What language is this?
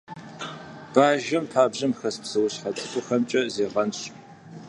Kabardian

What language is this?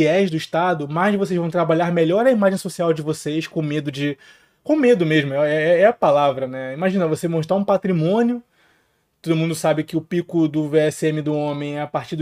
Portuguese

